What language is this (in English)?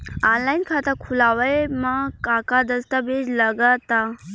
Bhojpuri